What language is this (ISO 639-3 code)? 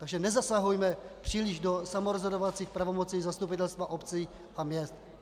ces